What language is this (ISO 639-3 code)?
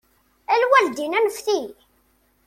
kab